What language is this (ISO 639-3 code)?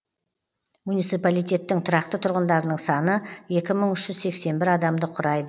kaz